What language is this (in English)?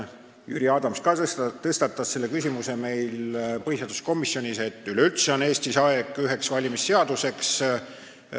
Estonian